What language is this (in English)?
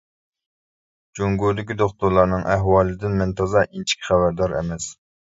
Uyghur